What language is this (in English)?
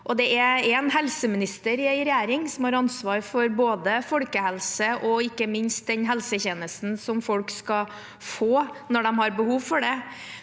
Norwegian